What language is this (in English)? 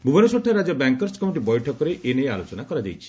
Odia